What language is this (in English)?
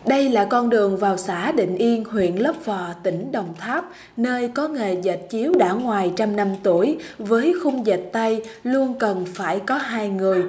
Vietnamese